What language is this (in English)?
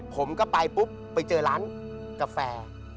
Thai